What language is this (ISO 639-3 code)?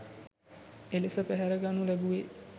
sin